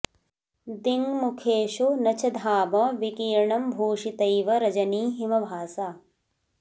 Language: Sanskrit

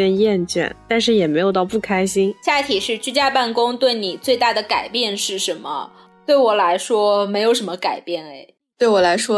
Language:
Chinese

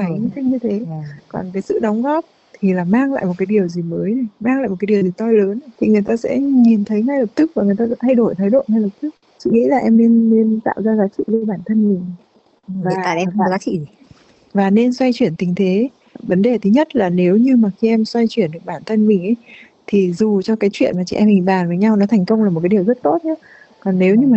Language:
Vietnamese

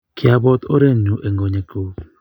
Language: Kalenjin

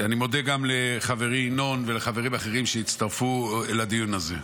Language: Hebrew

